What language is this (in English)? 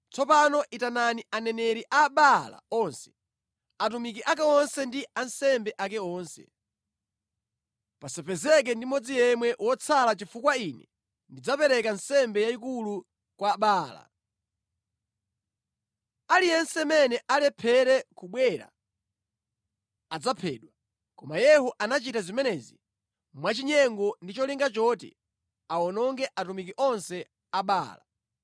Nyanja